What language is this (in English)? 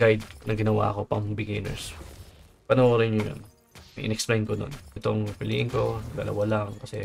Filipino